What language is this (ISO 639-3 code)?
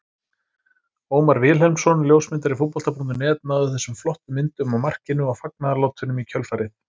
isl